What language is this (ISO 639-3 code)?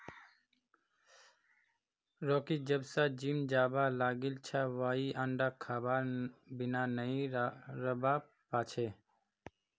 mag